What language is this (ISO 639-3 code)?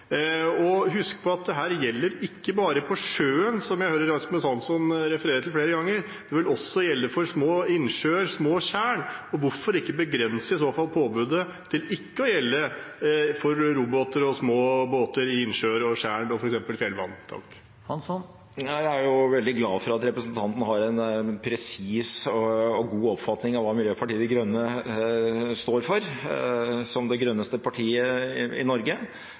nob